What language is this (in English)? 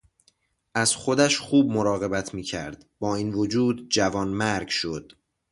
Persian